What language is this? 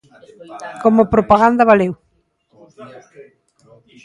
Galician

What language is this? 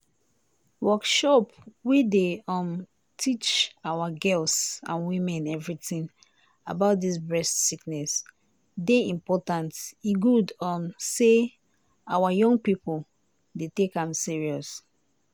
Nigerian Pidgin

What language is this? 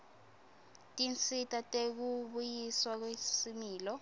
Swati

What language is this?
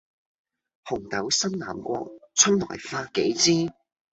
Cantonese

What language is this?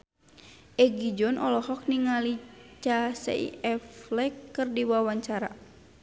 Sundanese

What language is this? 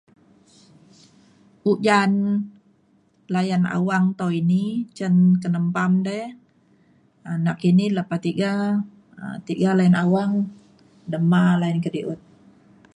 Mainstream Kenyah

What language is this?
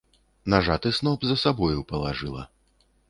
Belarusian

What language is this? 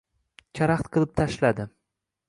Uzbek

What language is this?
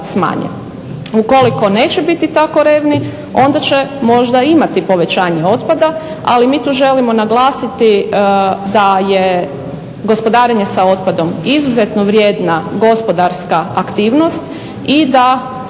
Croatian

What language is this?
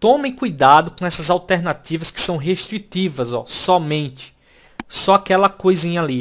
Portuguese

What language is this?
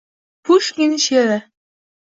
Uzbek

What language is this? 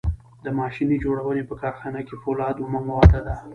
Pashto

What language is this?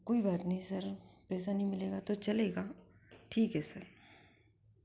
Hindi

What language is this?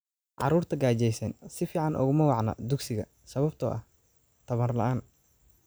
Somali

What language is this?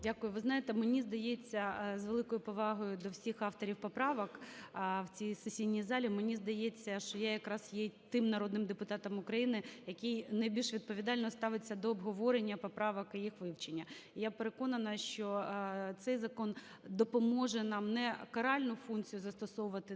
Ukrainian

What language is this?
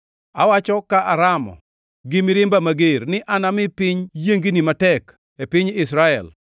Luo (Kenya and Tanzania)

